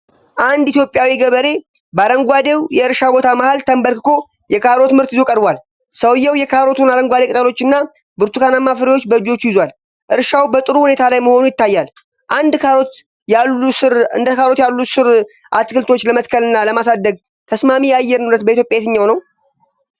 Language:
Amharic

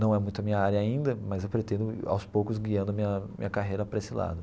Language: Portuguese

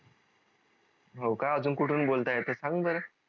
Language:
Marathi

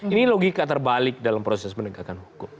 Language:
Indonesian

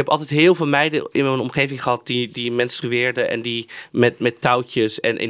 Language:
Dutch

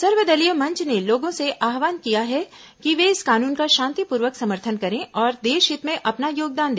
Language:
Hindi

